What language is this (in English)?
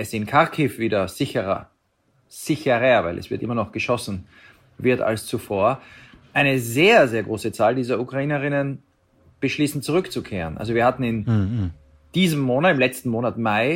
German